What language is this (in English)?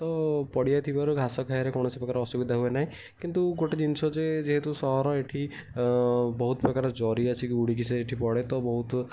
Odia